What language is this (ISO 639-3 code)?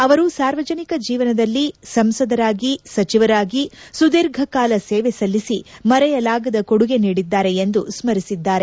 kan